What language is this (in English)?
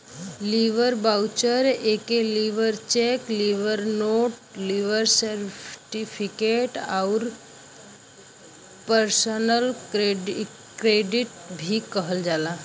Bhojpuri